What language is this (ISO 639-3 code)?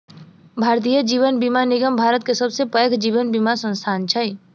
mai